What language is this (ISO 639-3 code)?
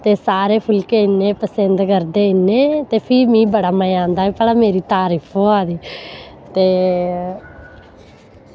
doi